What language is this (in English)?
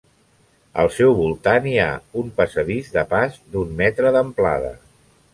Catalan